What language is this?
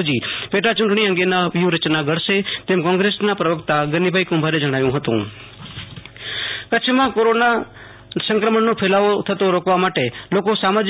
Gujarati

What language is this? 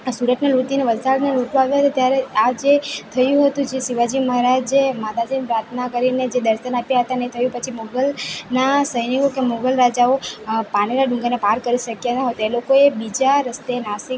Gujarati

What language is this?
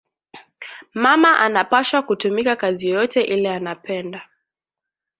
Swahili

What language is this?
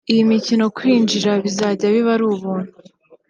Kinyarwanda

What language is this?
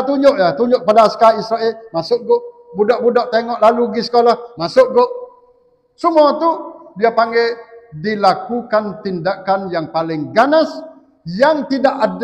Malay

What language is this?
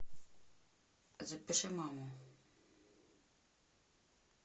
Russian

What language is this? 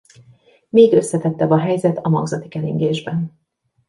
Hungarian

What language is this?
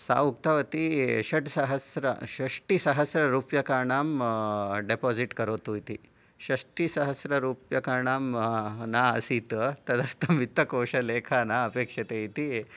Sanskrit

